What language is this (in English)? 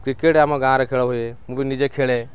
Odia